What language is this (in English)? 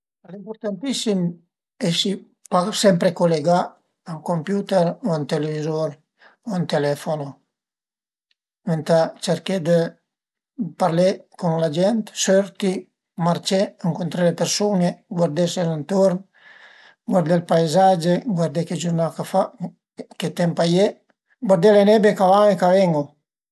Piedmontese